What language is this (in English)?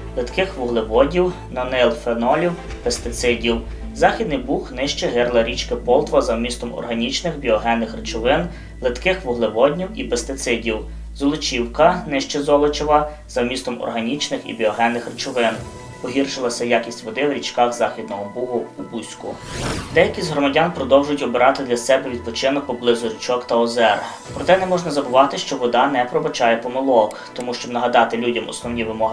Ukrainian